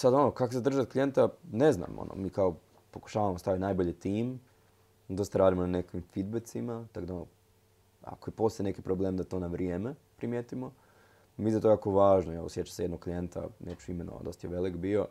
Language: Croatian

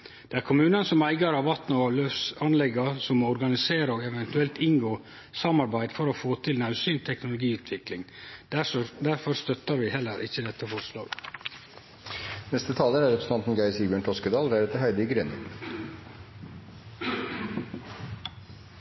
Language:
Norwegian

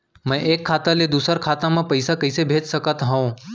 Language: Chhattisgarhi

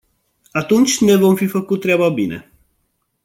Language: Romanian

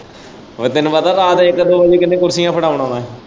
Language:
Punjabi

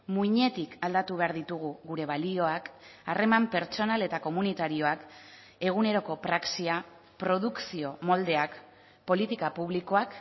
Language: Basque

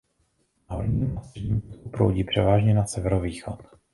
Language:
Czech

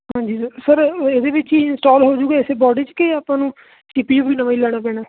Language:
Punjabi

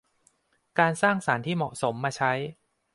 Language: Thai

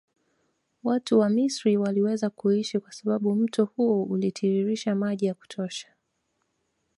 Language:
Swahili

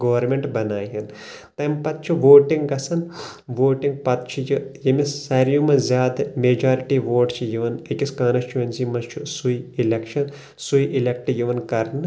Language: Kashmiri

